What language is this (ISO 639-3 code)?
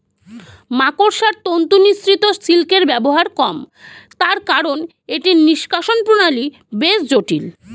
ben